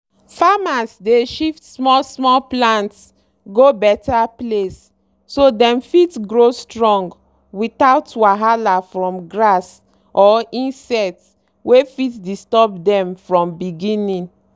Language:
Nigerian Pidgin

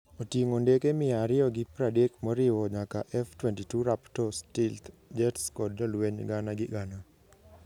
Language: Luo (Kenya and Tanzania)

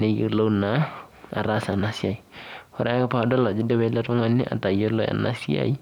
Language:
Masai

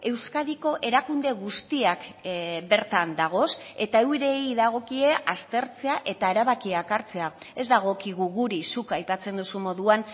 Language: Basque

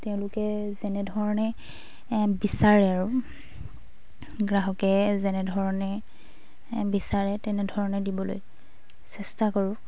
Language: Assamese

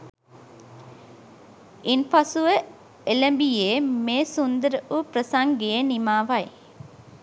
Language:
Sinhala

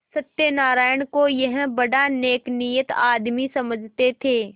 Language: Hindi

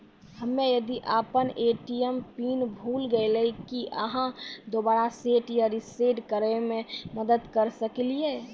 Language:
Maithili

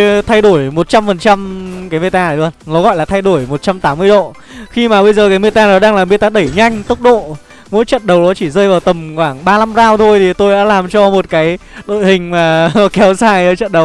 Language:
Vietnamese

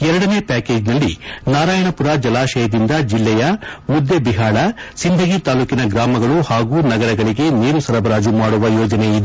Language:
Kannada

